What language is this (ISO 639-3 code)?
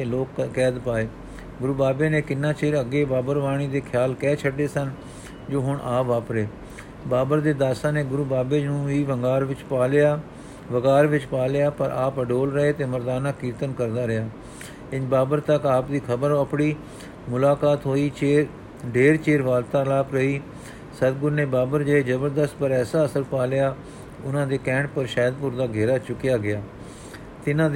pan